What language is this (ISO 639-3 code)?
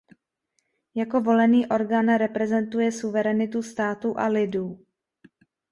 ces